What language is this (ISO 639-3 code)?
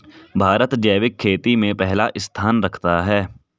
hin